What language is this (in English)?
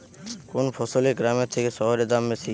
Bangla